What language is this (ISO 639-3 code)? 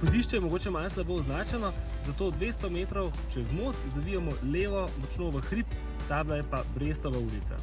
slv